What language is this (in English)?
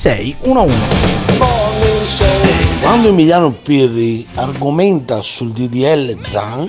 Italian